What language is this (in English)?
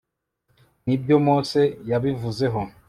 Kinyarwanda